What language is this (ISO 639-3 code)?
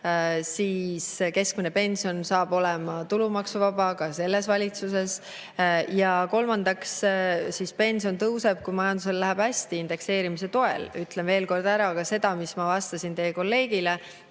est